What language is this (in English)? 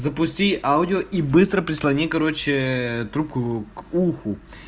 Russian